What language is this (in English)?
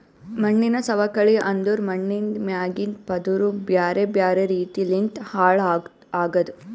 Kannada